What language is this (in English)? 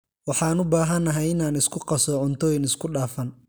Somali